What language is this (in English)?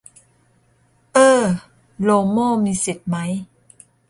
Thai